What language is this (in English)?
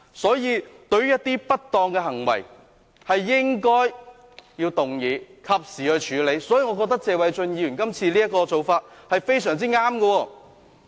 Cantonese